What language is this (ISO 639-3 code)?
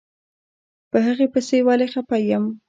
pus